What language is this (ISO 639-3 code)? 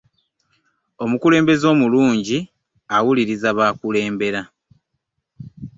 lug